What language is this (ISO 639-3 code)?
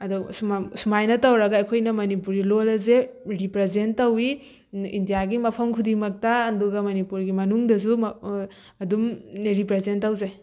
mni